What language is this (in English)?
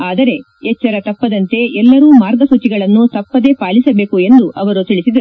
Kannada